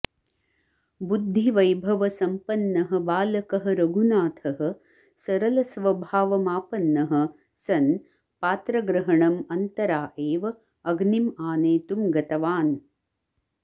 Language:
Sanskrit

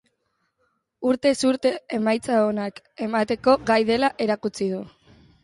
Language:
Basque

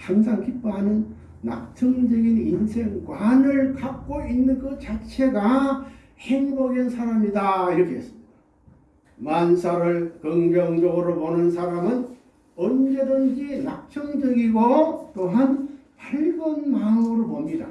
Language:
Korean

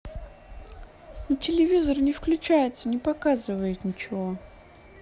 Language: Russian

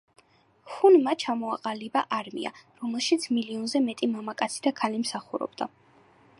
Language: Georgian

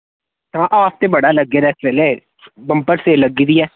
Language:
Dogri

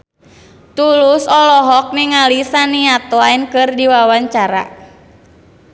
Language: Sundanese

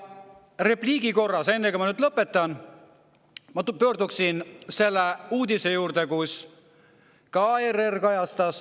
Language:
Estonian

